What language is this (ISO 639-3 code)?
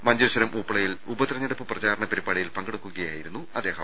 mal